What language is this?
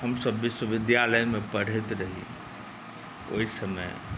Maithili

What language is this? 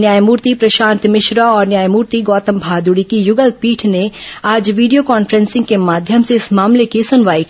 Hindi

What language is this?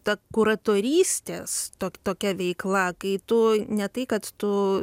Lithuanian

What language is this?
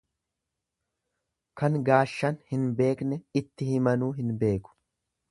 Oromo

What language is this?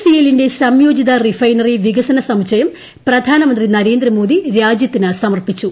Malayalam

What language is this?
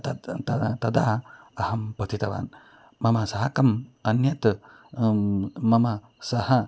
Sanskrit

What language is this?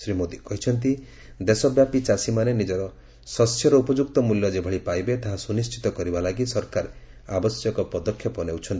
Odia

